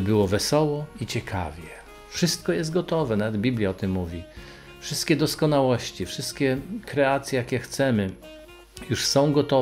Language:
Polish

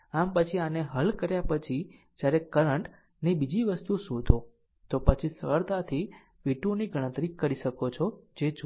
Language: Gujarati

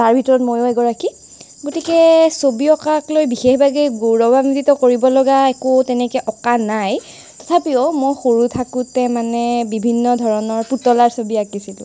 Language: Assamese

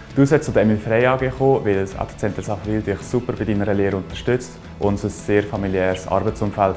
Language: German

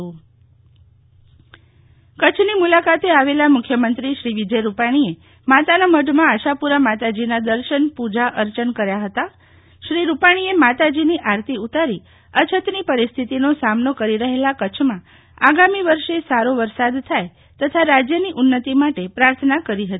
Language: Gujarati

